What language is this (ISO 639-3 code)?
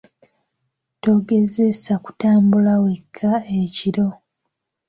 lug